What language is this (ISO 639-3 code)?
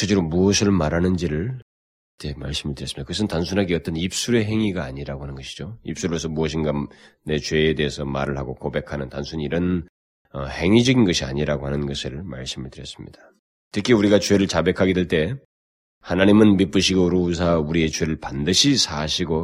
kor